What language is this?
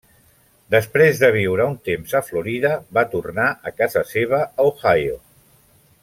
Catalan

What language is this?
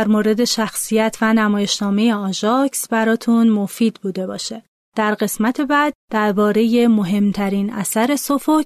Persian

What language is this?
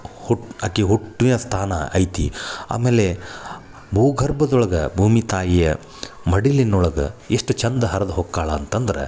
Kannada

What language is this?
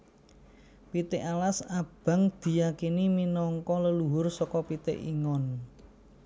Javanese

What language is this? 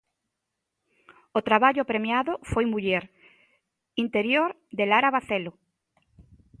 Galician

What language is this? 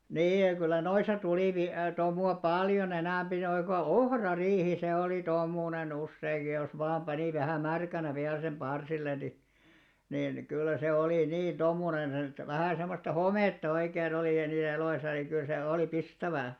Finnish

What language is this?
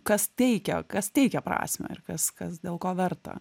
Lithuanian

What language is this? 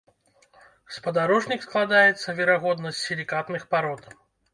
Belarusian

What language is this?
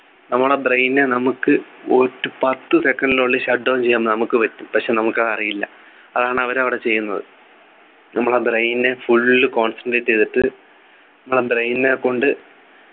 Malayalam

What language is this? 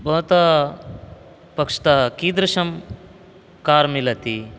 Sanskrit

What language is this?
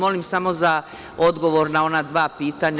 Serbian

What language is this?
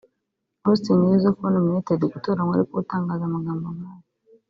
Kinyarwanda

